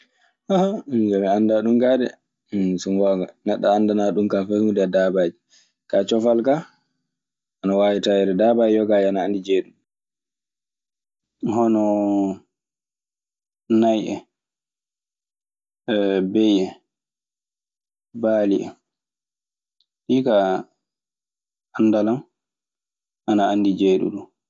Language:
Maasina Fulfulde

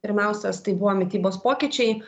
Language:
Lithuanian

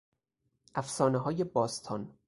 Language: Persian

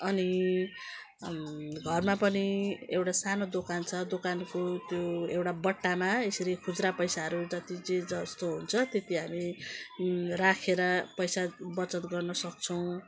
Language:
Nepali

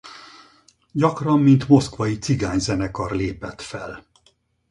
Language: Hungarian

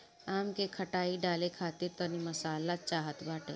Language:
Bhojpuri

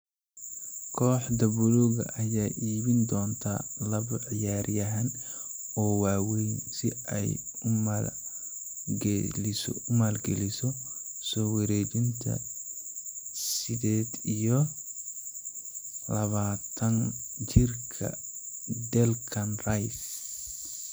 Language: Somali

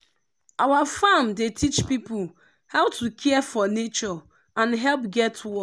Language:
Nigerian Pidgin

